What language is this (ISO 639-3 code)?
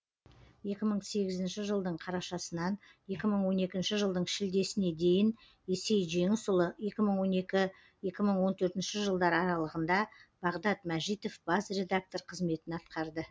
kaz